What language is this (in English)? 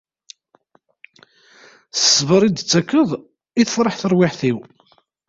Kabyle